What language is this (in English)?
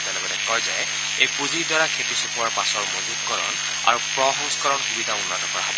Assamese